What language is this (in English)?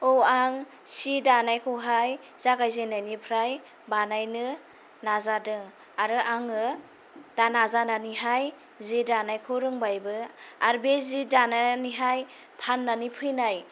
Bodo